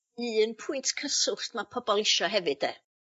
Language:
Welsh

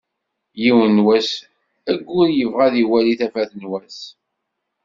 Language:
Kabyle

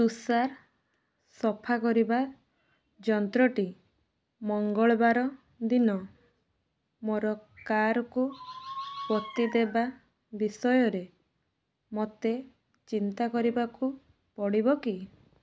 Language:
Odia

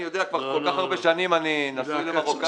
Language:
Hebrew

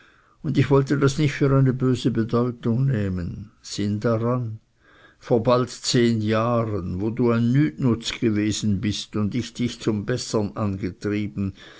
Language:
German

